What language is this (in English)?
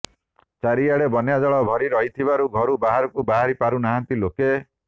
Odia